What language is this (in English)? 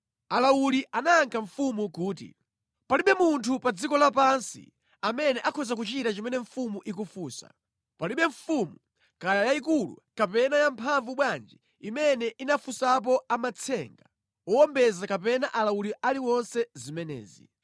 Nyanja